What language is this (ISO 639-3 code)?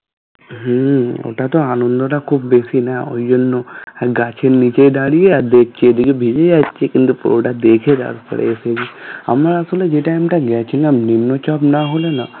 ben